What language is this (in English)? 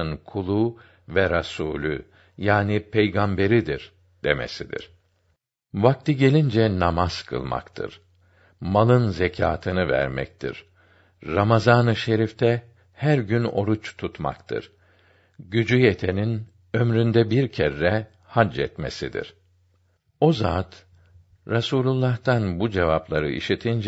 Turkish